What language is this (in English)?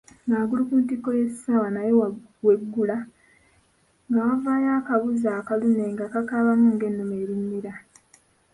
Ganda